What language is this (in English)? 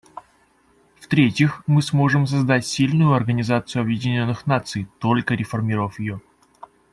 Russian